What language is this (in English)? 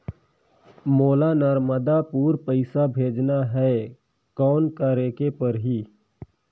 Chhattisgarhi